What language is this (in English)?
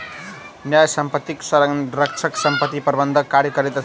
Maithili